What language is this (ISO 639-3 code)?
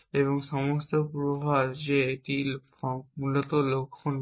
ben